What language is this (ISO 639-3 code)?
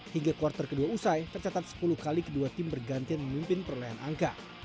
ind